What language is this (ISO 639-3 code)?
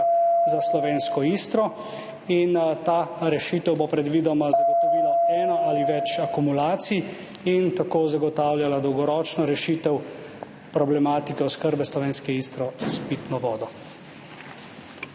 slv